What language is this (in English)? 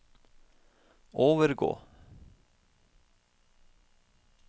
Norwegian